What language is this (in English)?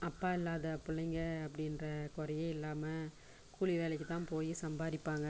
Tamil